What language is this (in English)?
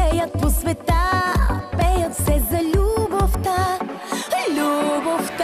Bulgarian